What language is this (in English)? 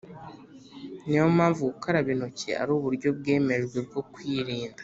Kinyarwanda